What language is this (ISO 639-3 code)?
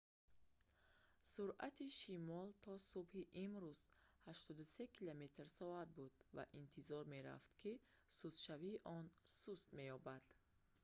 tgk